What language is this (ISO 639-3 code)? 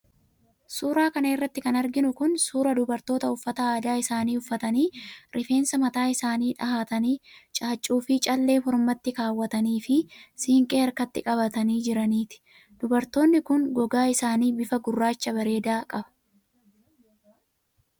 orm